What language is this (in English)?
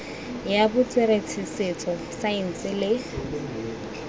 Tswana